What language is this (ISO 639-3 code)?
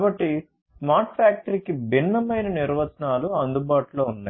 tel